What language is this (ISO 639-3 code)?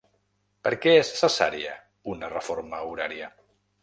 cat